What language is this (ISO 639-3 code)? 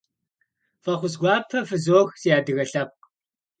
kbd